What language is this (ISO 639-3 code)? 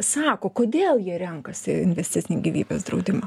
lit